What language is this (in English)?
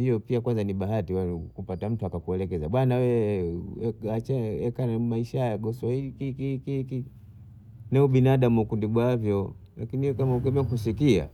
Bondei